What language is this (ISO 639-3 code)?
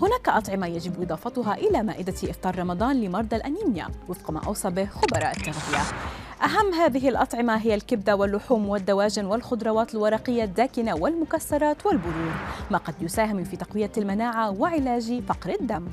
ara